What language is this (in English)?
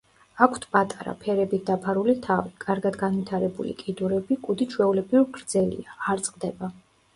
Georgian